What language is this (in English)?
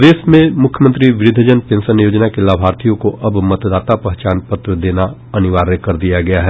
Hindi